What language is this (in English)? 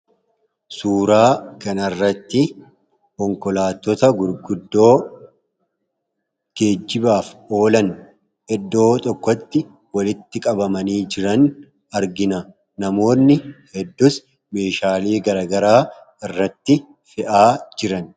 Oromo